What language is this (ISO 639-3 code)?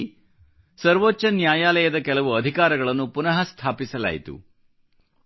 kan